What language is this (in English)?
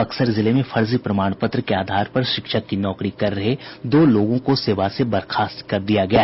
Hindi